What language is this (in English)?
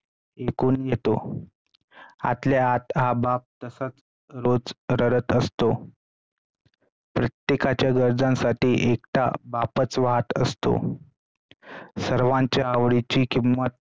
Marathi